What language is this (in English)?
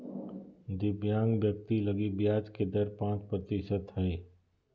Magahi